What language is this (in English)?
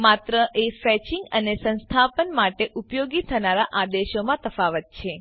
Gujarati